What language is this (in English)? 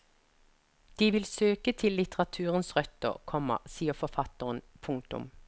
Norwegian